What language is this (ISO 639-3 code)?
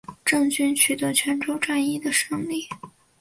zho